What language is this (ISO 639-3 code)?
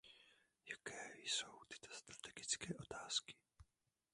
ces